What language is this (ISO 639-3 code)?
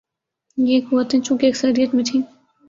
urd